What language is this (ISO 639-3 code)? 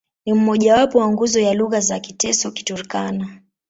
swa